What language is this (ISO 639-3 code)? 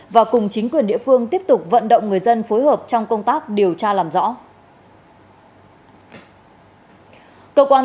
vie